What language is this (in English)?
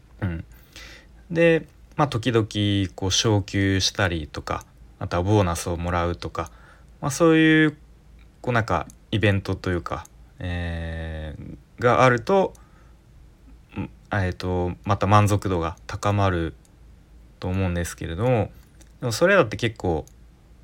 Japanese